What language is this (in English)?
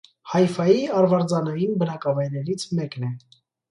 Armenian